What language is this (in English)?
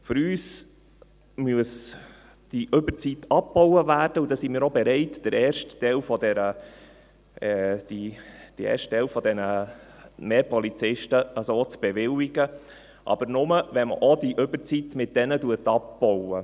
Swiss German